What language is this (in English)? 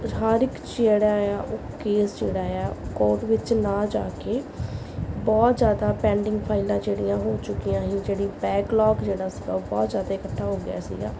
Punjabi